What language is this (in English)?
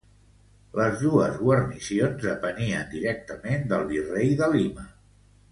Catalan